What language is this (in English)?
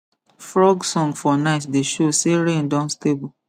Nigerian Pidgin